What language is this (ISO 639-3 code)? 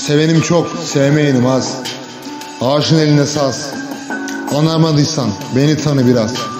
tur